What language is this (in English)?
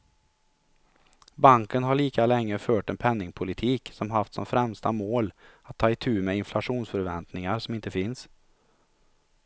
Swedish